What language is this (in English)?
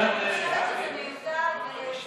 Hebrew